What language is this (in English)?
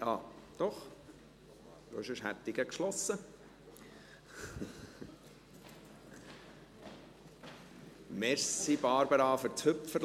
Swiss German